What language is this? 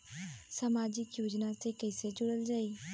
Bhojpuri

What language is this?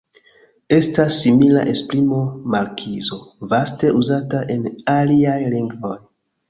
Esperanto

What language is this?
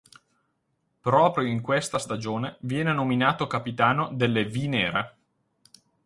Italian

